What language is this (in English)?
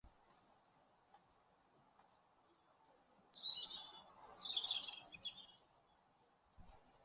Chinese